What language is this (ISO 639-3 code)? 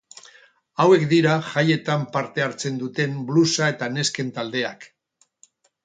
eus